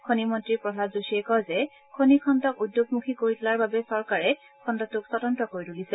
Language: Assamese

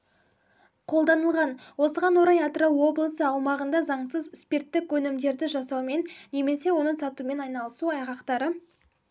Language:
Kazakh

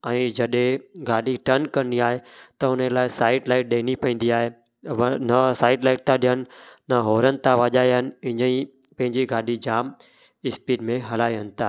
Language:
Sindhi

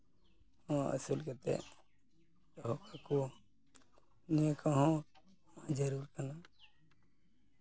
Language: Santali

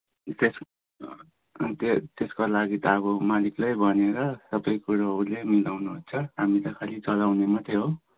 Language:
Nepali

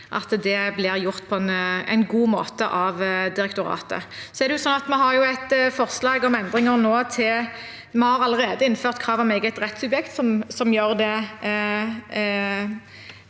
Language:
Norwegian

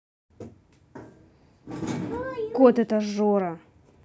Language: Russian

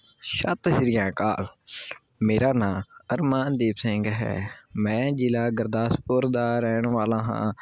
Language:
Punjabi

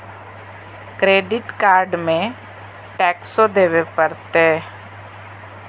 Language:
Magahi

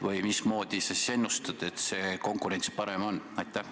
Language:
Estonian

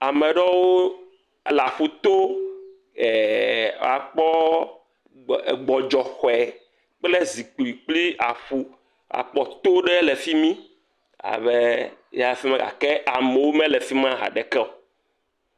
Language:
Ewe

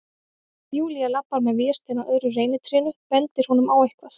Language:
Icelandic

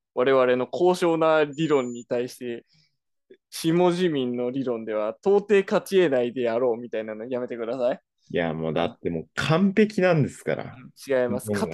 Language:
Japanese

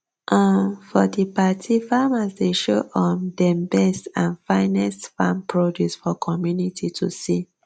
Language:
Nigerian Pidgin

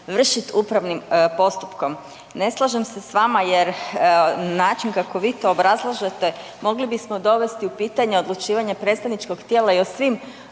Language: Croatian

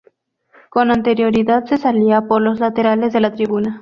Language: Spanish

